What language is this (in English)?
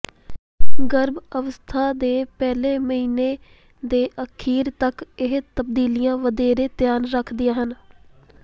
Punjabi